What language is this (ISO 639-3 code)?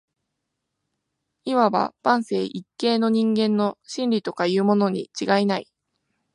jpn